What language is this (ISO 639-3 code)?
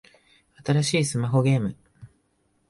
jpn